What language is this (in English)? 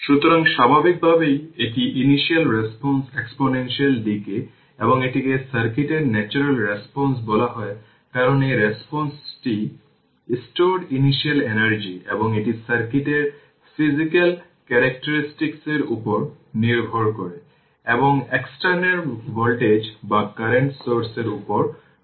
Bangla